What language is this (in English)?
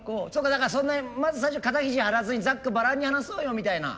Japanese